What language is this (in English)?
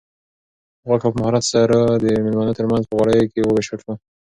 Pashto